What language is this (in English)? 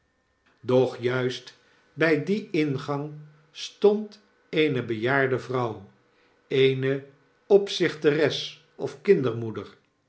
Dutch